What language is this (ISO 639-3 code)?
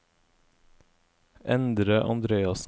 nor